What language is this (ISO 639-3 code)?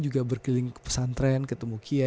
ind